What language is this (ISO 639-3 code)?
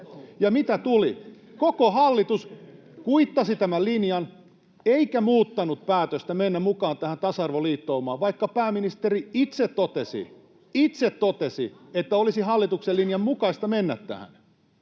fin